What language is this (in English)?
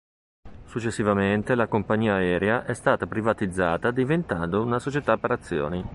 Italian